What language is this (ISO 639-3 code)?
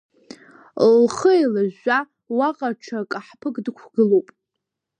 abk